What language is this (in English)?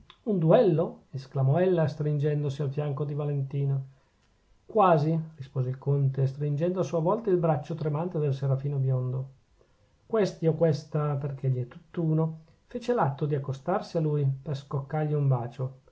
Italian